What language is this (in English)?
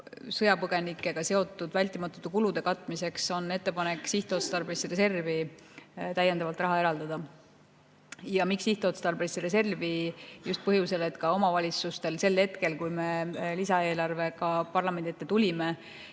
Estonian